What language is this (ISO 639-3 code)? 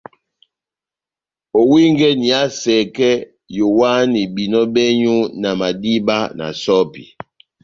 bnm